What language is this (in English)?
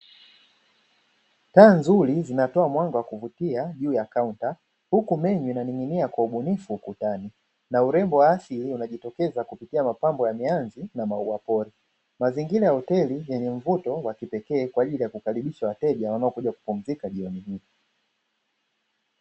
Swahili